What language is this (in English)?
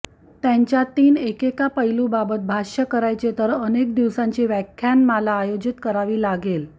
Marathi